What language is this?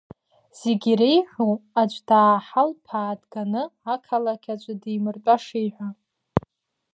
Abkhazian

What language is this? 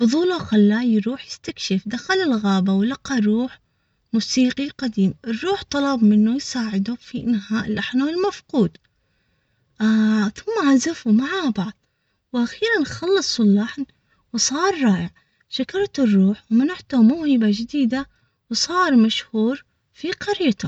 Omani Arabic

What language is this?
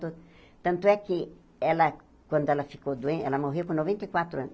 Portuguese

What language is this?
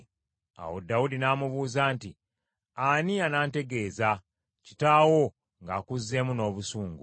Ganda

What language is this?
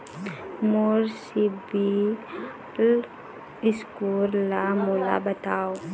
Chhattisgarhi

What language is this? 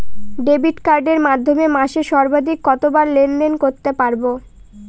Bangla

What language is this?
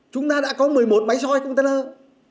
Vietnamese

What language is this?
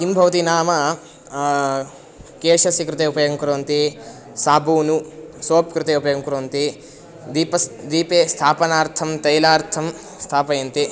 Sanskrit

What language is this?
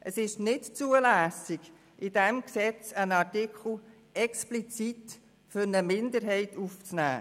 Swiss German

